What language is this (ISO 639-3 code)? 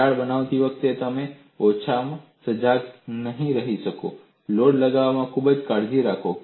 guj